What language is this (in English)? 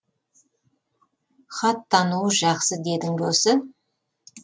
Kazakh